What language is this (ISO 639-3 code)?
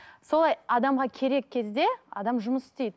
kaz